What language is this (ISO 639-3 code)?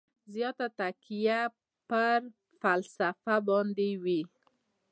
pus